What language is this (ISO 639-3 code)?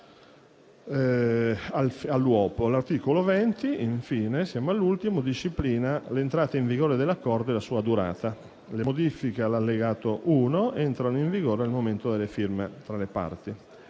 ita